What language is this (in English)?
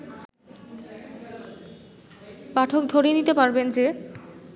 Bangla